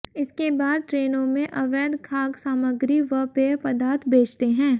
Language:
Hindi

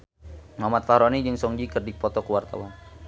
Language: Sundanese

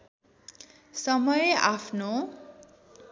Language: Nepali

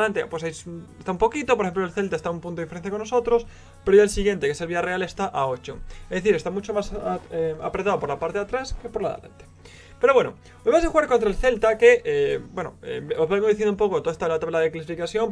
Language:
Spanish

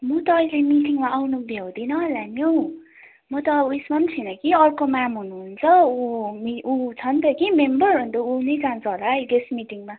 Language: Nepali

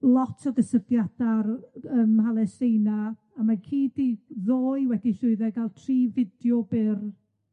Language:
Welsh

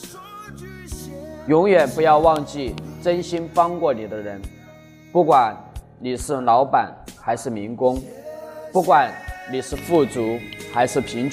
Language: Chinese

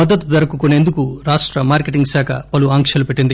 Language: Telugu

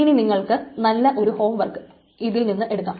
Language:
Malayalam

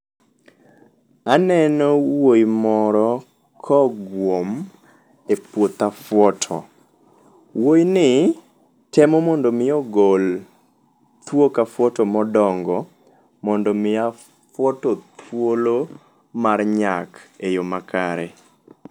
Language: Luo (Kenya and Tanzania)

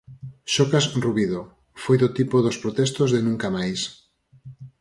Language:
Galician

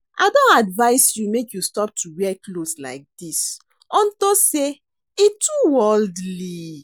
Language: Nigerian Pidgin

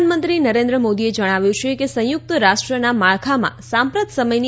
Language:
Gujarati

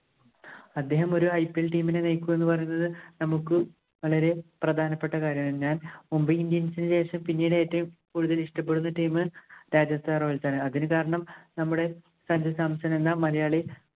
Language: Malayalam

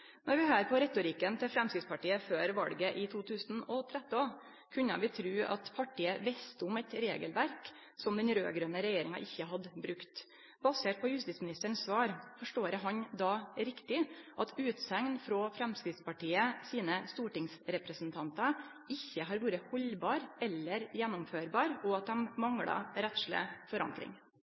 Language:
Norwegian Nynorsk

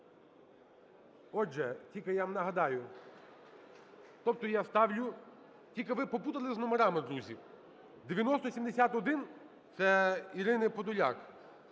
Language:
Ukrainian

